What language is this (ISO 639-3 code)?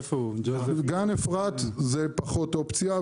heb